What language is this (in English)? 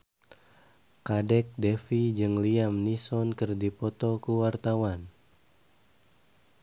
Sundanese